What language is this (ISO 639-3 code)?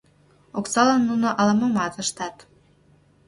chm